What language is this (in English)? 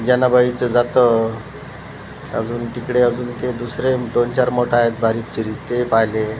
Marathi